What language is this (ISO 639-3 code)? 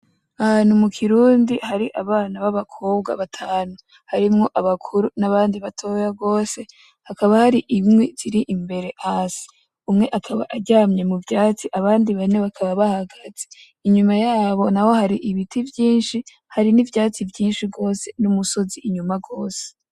run